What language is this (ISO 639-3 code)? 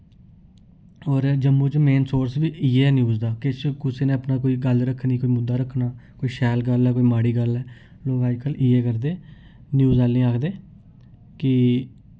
doi